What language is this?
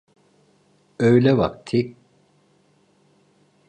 Turkish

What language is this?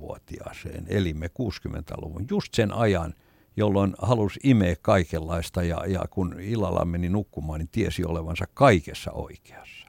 Finnish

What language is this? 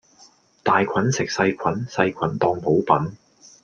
Cantonese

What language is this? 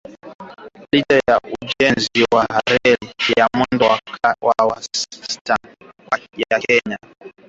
Swahili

